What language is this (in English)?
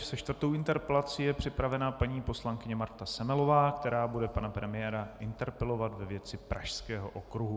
Czech